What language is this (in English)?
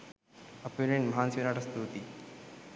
Sinhala